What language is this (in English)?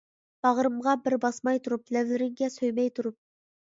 Uyghur